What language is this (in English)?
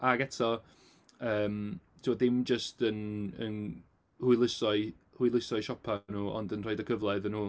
Welsh